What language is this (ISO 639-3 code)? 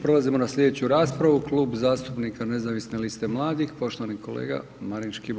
hrv